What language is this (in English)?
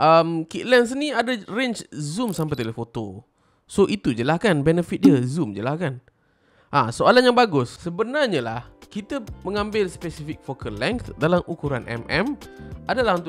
Malay